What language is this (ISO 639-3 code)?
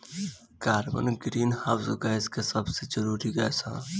bho